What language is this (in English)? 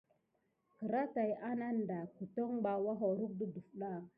Gidar